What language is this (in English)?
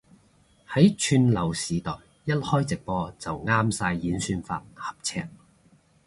Cantonese